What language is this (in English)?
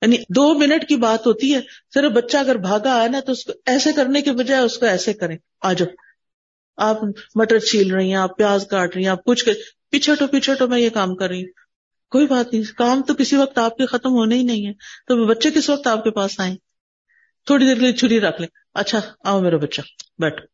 Urdu